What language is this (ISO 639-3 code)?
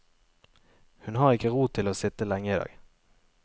nor